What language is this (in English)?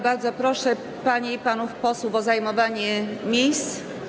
Polish